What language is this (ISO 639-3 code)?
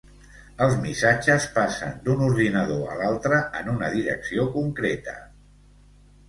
cat